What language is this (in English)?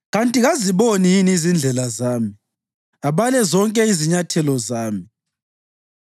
North Ndebele